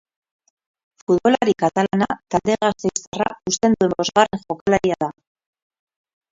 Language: Basque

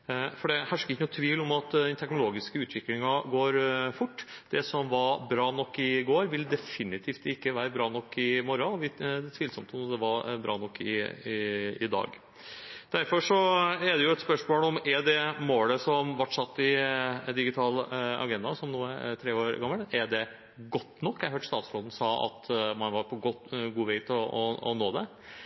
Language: Norwegian Bokmål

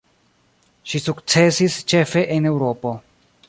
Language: Esperanto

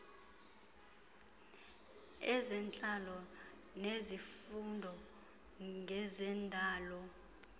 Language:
Xhosa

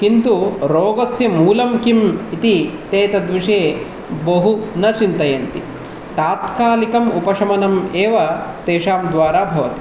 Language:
Sanskrit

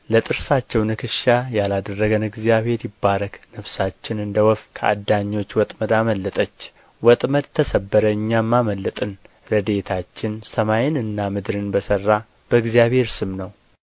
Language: Amharic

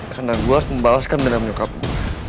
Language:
Indonesian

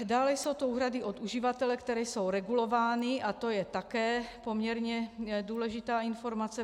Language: Czech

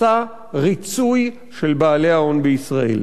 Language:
Hebrew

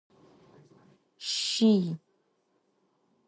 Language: Adyghe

